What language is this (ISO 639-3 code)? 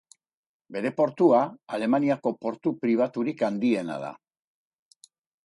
eus